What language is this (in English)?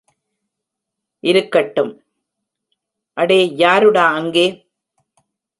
Tamil